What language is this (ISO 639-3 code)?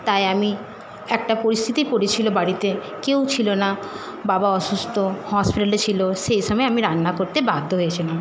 ben